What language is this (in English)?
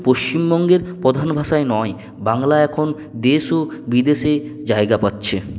Bangla